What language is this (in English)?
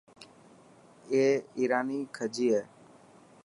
Dhatki